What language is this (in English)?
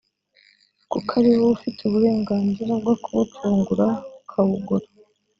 Kinyarwanda